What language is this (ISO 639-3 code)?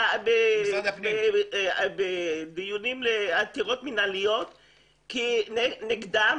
heb